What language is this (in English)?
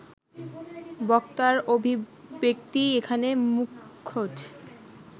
Bangla